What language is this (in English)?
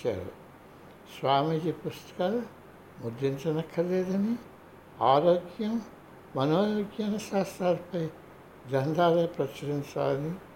Telugu